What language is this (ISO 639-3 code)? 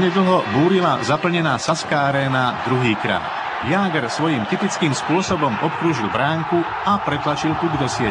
slk